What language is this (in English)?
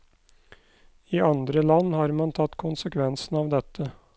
Norwegian